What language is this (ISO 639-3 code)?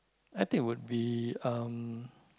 eng